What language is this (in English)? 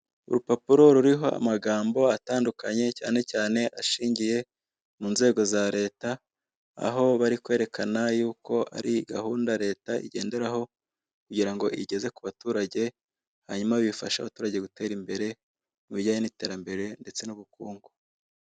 Kinyarwanda